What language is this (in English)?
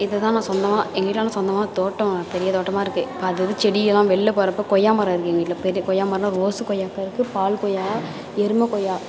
Tamil